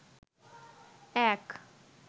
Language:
Bangla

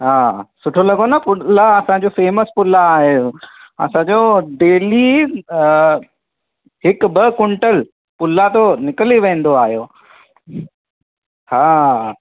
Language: Sindhi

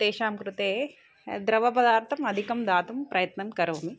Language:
Sanskrit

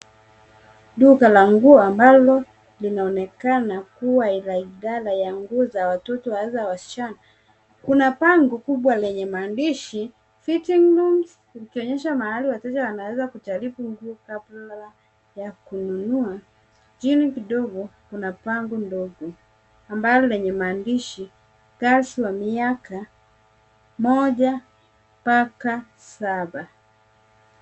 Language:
Swahili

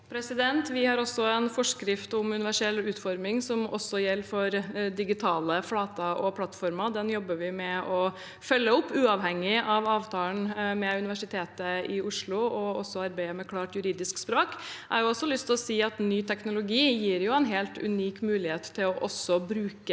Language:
Norwegian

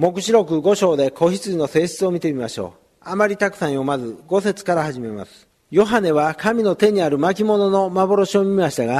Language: Japanese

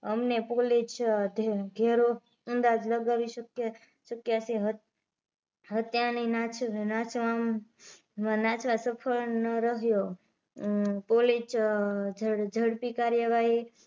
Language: Gujarati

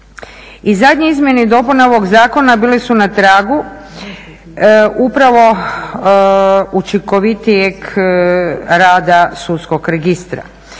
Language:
Croatian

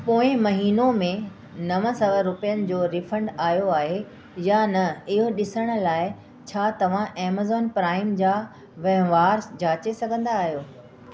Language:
Sindhi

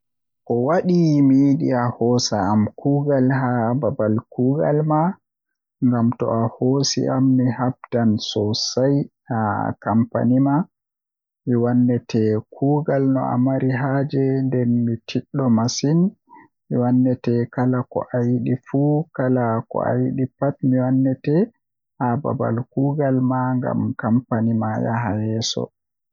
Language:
Western Niger Fulfulde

